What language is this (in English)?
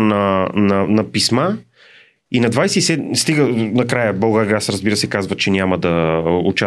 Bulgarian